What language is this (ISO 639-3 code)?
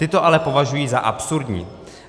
ces